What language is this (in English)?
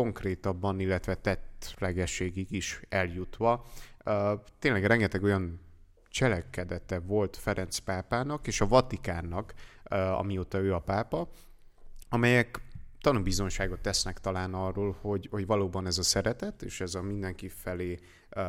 Hungarian